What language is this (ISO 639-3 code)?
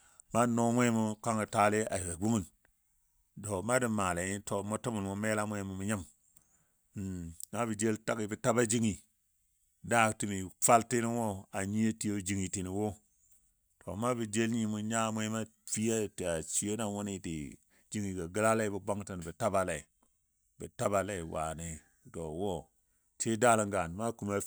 dbd